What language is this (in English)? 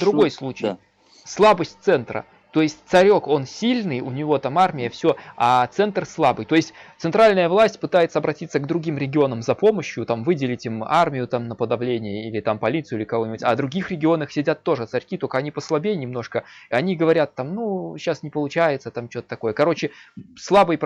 Russian